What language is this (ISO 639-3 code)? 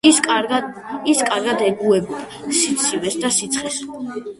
kat